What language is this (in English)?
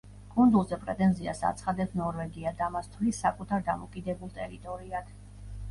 Georgian